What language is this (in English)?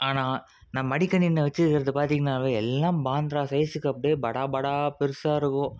Tamil